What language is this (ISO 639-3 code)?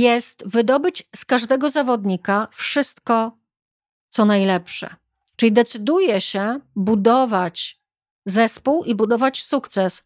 pol